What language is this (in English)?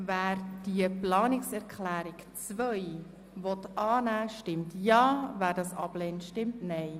Swiss German